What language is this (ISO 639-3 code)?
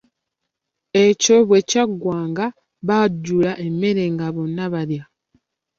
lug